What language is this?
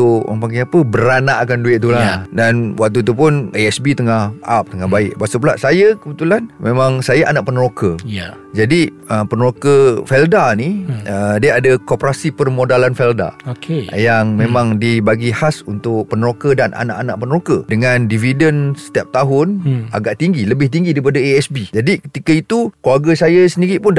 Malay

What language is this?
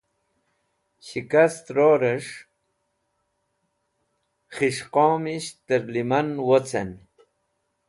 Wakhi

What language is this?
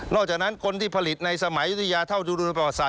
Thai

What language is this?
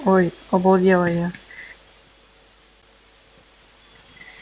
Russian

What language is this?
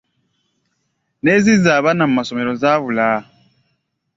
Ganda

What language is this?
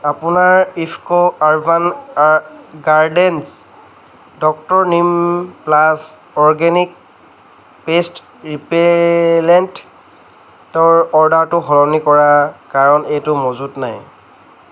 Assamese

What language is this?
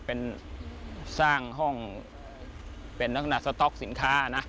Thai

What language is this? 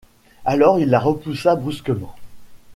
French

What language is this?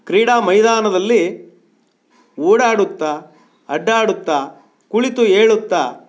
Kannada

